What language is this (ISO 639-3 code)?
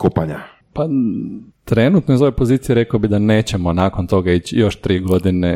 hrv